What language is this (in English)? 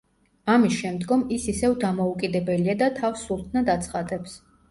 Georgian